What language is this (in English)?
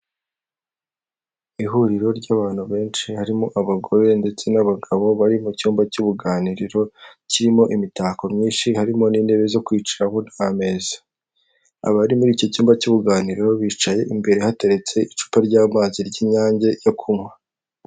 Kinyarwanda